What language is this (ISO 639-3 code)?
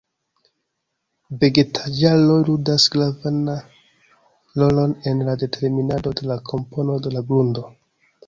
epo